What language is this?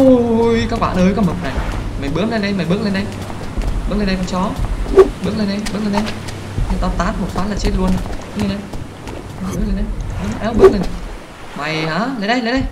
Vietnamese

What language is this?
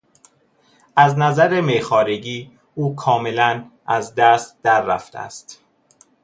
Persian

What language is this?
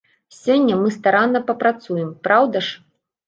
Belarusian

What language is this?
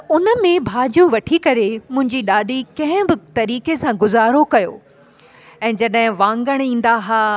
Sindhi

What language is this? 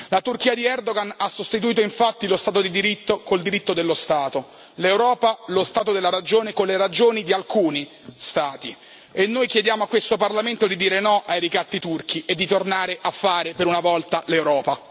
Italian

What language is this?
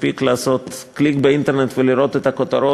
Hebrew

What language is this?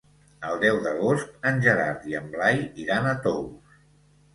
Catalan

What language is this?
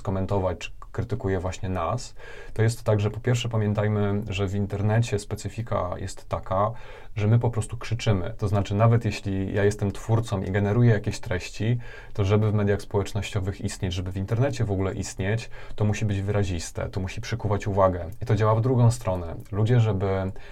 Polish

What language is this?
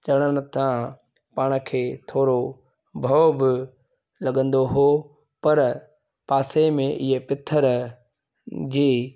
Sindhi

